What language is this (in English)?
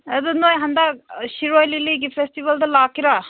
Manipuri